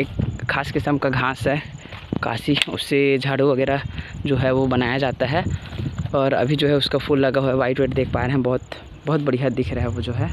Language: Hindi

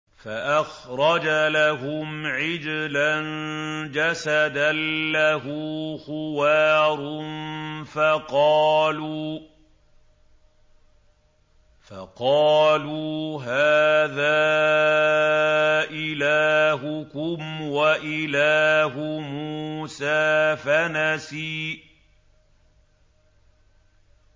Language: Arabic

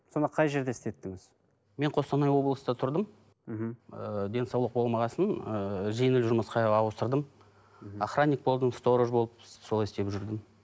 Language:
Kazakh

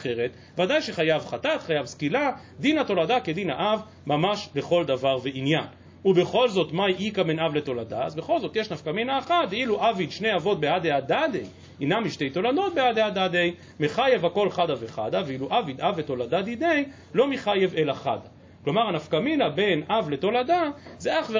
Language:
Hebrew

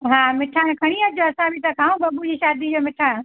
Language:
Sindhi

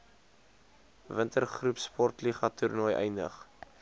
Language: Afrikaans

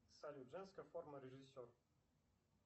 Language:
Russian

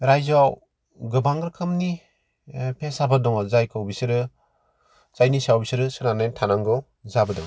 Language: Bodo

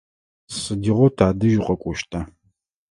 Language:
Adyghe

